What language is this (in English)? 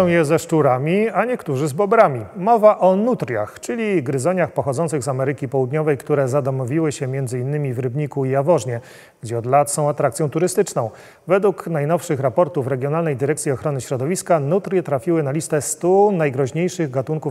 Polish